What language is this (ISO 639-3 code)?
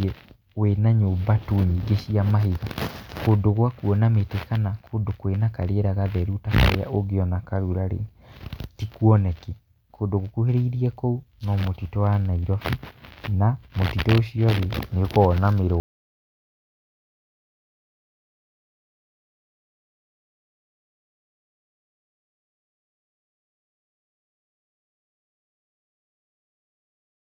kik